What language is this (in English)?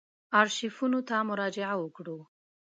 Pashto